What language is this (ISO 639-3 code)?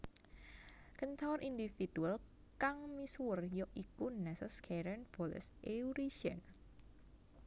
jav